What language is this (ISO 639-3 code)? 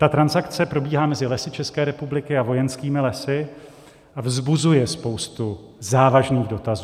ces